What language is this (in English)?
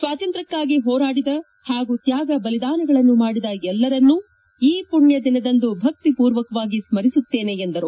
Kannada